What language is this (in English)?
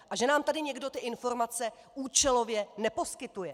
Czech